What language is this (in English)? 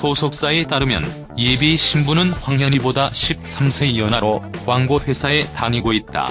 Korean